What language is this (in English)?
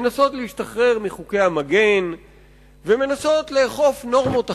Hebrew